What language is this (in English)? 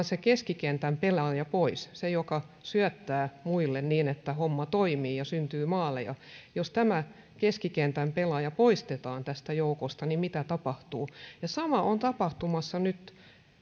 Finnish